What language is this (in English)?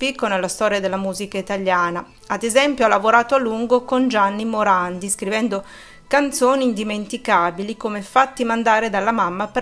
Italian